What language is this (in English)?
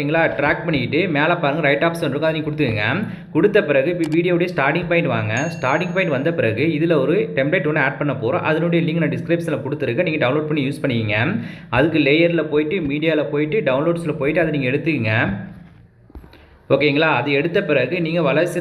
Tamil